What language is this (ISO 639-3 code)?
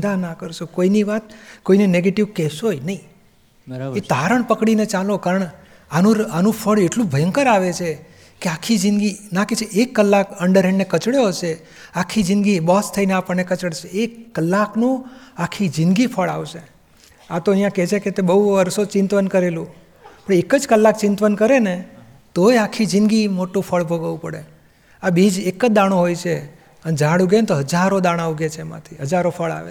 guj